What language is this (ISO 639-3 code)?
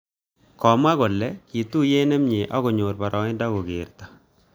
kln